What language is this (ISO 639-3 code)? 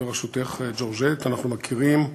heb